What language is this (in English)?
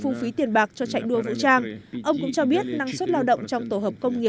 Vietnamese